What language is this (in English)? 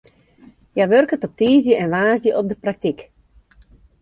Western Frisian